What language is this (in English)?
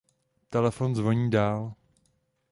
Czech